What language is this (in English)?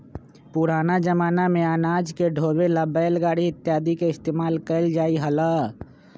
Magahi